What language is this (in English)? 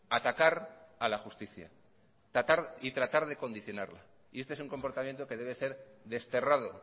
Spanish